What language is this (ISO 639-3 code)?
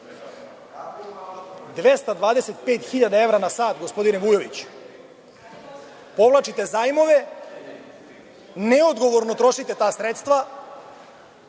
srp